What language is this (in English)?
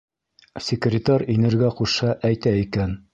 Bashkir